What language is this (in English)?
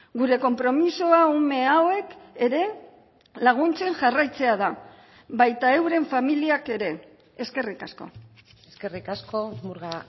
Basque